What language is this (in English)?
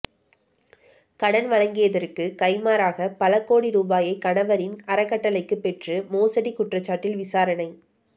Tamil